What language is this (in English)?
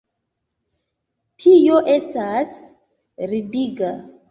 Esperanto